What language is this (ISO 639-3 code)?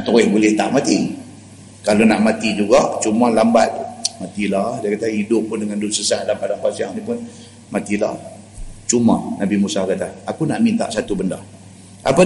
msa